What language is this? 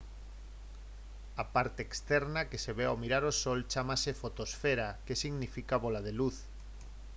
Galician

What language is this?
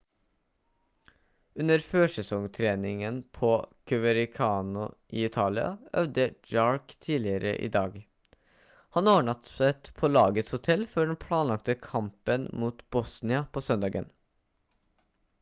Norwegian Bokmål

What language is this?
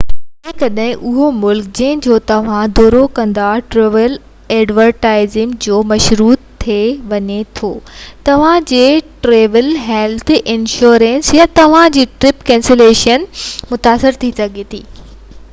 Sindhi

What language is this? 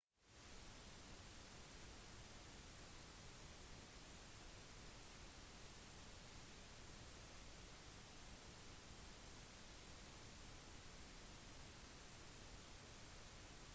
Norwegian Bokmål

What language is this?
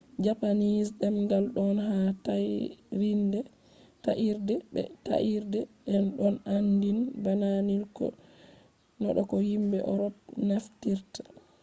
Fula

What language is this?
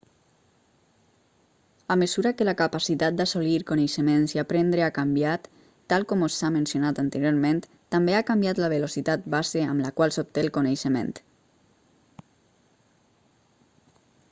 Catalan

